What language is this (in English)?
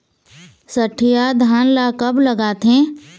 Chhattisgarhi